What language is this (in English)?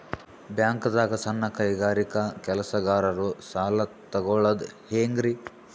Kannada